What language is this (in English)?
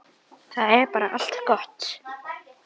Icelandic